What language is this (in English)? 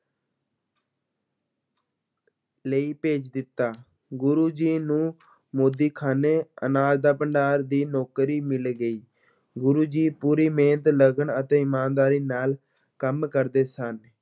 Punjabi